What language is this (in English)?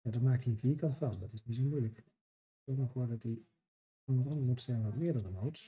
Dutch